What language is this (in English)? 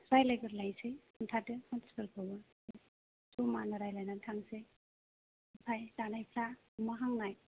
Bodo